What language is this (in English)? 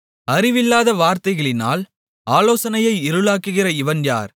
Tamil